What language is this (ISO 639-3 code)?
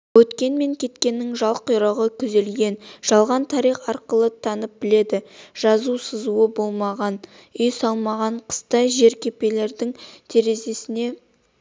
kaz